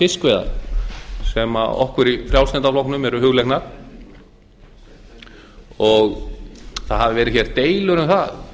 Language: Icelandic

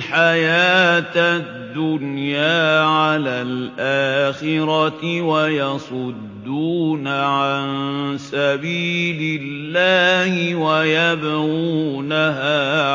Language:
Arabic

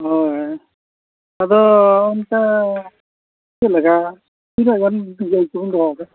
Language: Santali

